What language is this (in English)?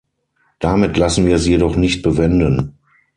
German